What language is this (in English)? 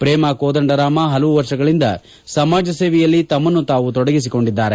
Kannada